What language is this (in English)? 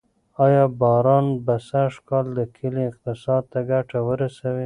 Pashto